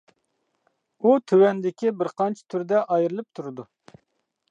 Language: Uyghur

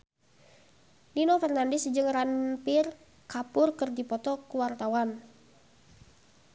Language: Sundanese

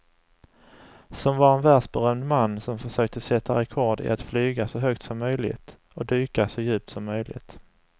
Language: Swedish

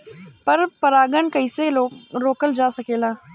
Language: Bhojpuri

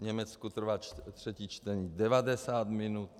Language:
Czech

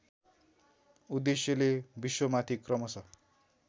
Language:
Nepali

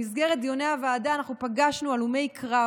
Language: Hebrew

